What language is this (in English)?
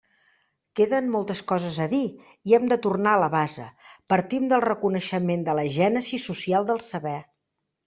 Catalan